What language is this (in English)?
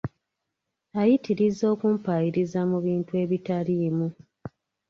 Ganda